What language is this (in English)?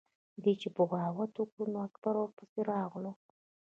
Pashto